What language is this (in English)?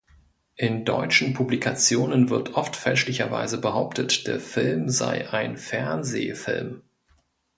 German